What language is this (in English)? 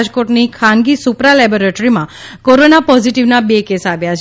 Gujarati